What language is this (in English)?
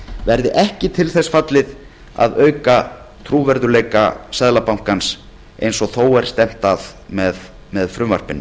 Icelandic